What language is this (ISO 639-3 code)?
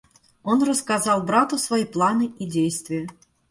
rus